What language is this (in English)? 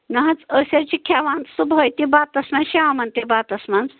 Kashmiri